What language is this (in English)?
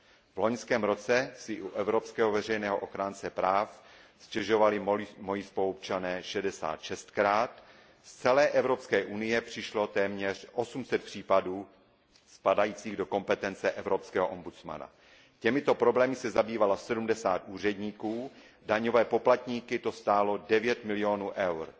Czech